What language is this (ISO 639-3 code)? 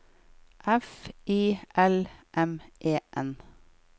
nor